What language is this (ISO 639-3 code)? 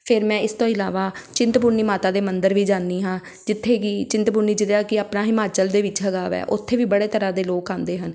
pan